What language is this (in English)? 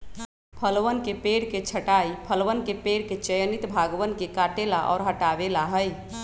Magahi